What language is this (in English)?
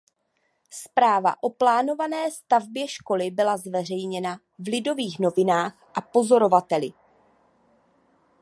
Czech